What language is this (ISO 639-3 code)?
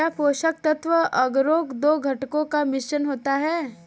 hin